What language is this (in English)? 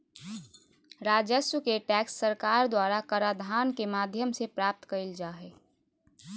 Magahi